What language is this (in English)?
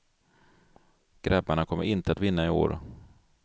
Swedish